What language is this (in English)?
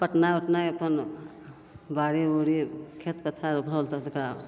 Maithili